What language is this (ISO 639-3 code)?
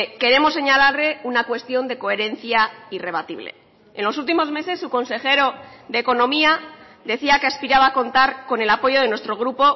spa